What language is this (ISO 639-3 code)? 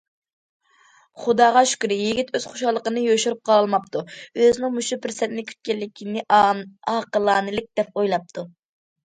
uig